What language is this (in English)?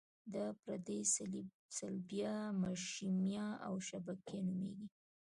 Pashto